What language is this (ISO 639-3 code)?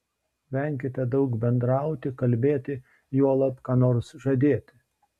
lit